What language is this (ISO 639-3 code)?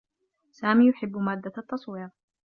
ara